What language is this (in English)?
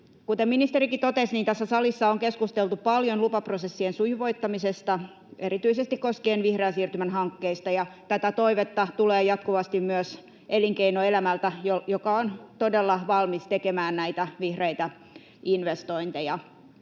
Finnish